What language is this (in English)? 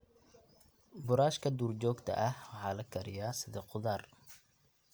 Somali